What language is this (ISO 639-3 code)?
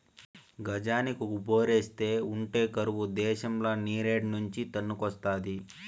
tel